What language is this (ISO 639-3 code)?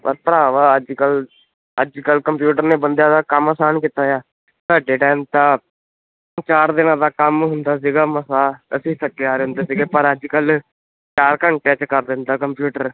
pan